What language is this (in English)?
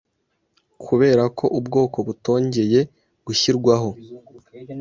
Kinyarwanda